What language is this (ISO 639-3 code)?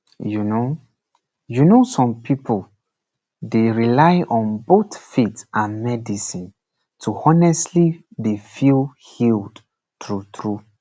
pcm